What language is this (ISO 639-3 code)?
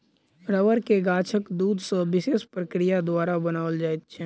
mai